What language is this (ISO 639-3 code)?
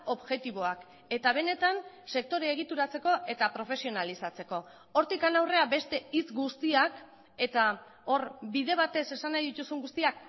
eus